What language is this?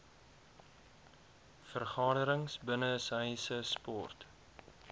Afrikaans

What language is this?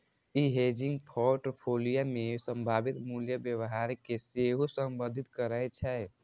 Maithili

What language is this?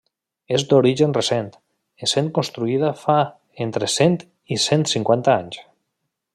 Catalan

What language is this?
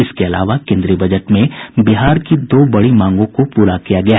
Hindi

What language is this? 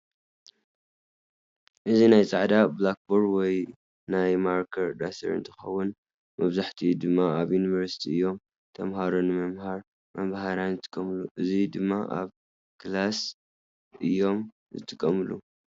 Tigrinya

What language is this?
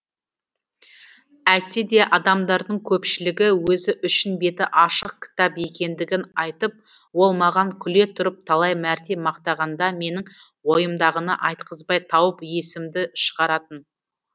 Kazakh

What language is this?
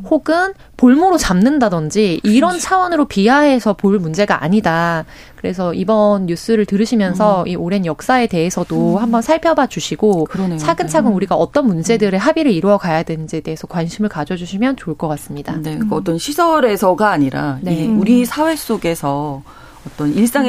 Korean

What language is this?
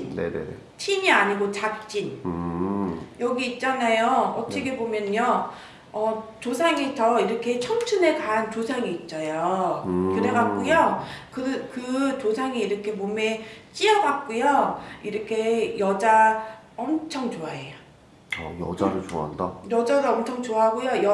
Korean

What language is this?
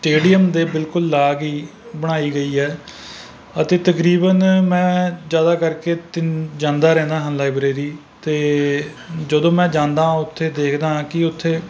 Punjabi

